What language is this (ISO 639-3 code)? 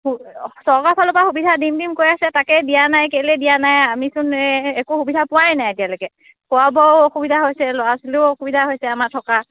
asm